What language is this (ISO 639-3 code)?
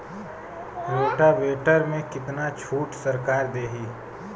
bho